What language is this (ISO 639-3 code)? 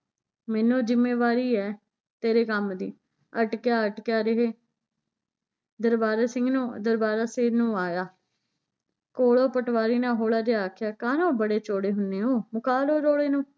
pan